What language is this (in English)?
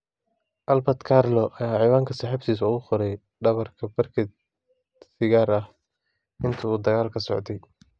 Somali